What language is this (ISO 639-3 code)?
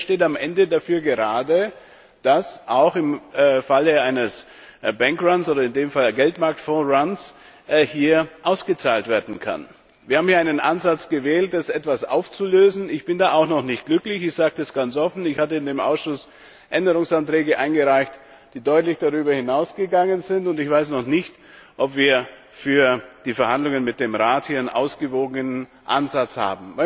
deu